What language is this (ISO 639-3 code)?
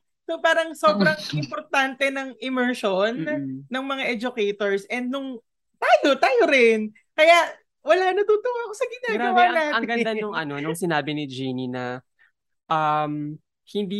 fil